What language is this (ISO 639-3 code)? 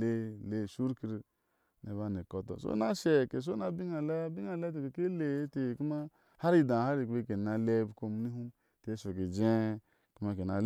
ahs